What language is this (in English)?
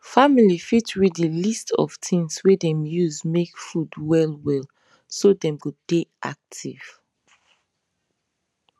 Nigerian Pidgin